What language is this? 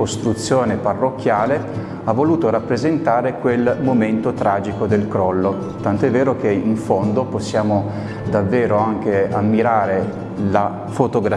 Italian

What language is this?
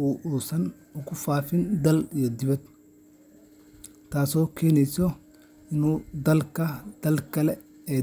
Somali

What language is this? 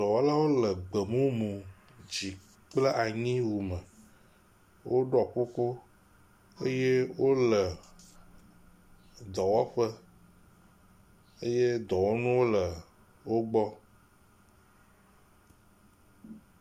Ewe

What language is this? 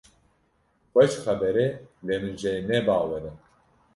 Kurdish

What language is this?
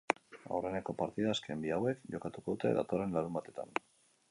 Basque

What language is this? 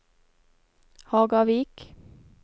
Norwegian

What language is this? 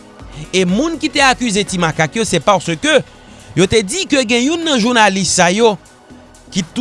French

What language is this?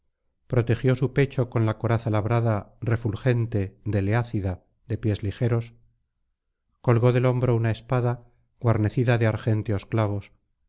Spanish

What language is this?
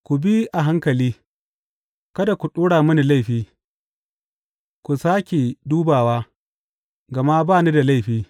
Hausa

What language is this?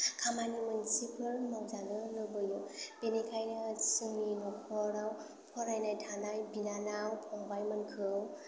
Bodo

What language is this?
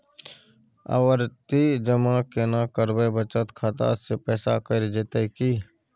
Maithili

